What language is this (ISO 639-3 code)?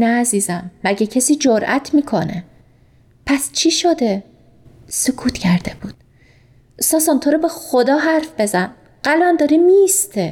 fas